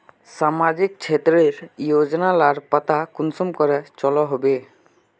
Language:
Magahi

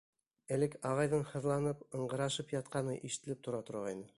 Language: Bashkir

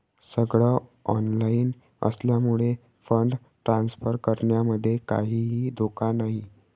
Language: Marathi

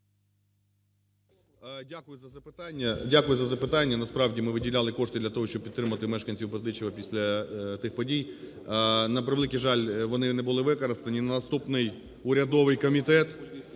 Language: Ukrainian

